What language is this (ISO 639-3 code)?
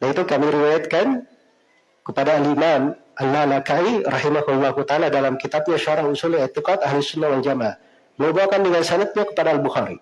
ind